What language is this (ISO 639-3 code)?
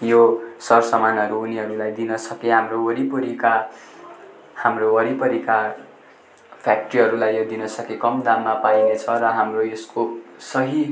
nep